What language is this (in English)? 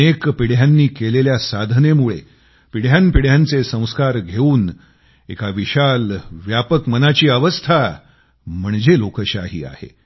Marathi